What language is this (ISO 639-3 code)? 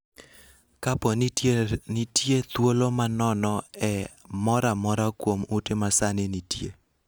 luo